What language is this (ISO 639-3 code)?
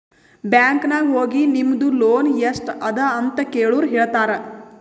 kan